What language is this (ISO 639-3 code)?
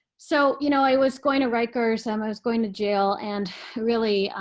eng